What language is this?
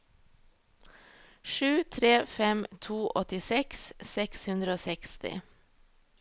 Norwegian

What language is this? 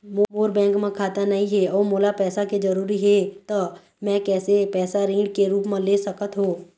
Chhattisgarhi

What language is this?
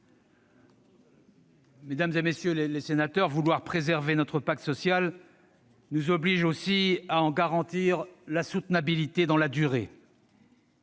French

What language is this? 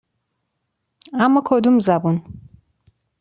Persian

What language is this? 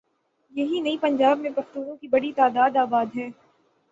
Urdu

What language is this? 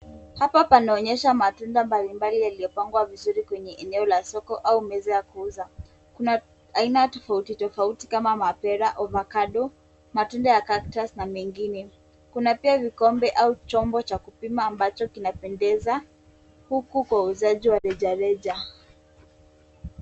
Swahili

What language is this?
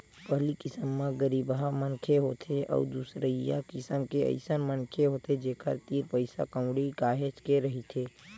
Chhattisgarhi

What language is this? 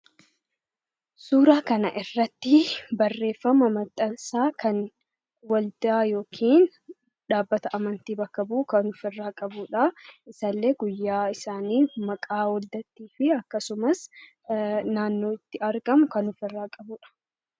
Oromo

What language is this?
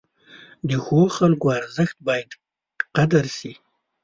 Pashto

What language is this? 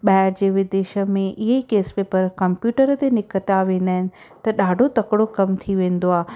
Sindhi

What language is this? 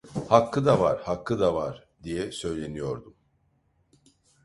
Turkish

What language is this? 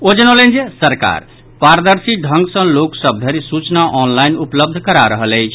Maithili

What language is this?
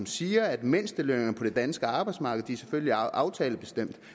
Danish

